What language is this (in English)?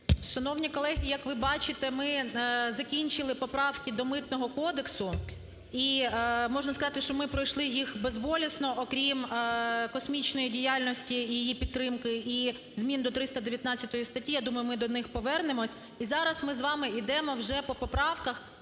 Ukrainian